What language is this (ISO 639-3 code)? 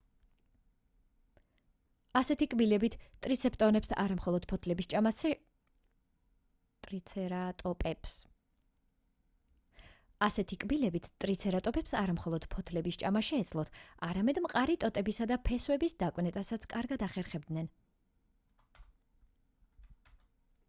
kat